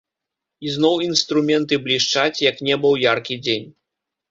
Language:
Belarusian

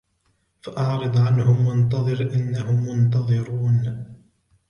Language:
Arabic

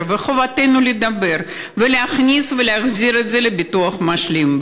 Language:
Hebrew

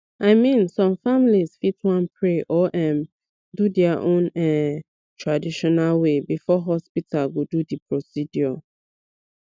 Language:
Nigerian Pidgin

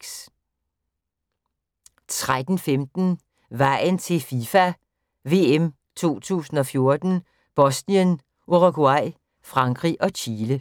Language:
Danish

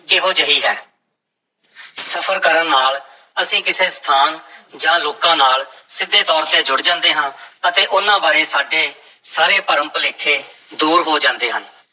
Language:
Punjabi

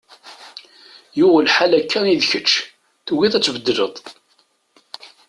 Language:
Kabyle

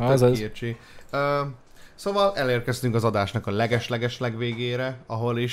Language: Hungarian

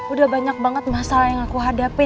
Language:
Indonesian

